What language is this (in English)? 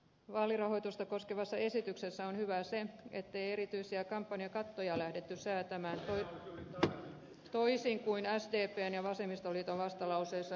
Finnish